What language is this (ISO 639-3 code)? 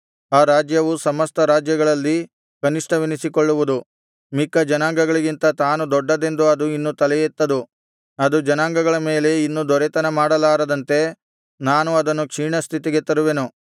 kan